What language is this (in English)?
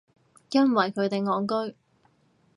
Cantonese